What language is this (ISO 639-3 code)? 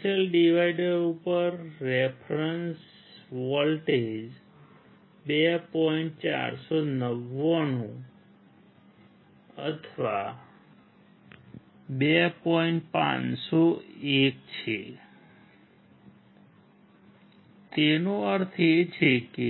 guj